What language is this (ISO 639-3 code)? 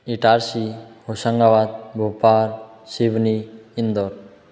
hin